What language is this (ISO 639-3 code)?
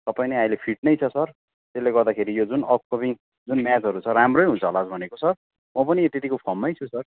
nep